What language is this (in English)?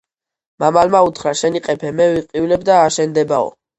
Georgian